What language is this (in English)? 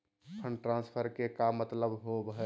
Magahi